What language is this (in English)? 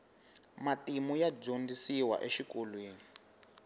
Tsonga